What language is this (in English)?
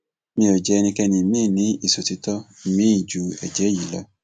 Yoruba